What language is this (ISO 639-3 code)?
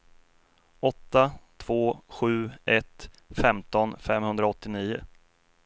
swe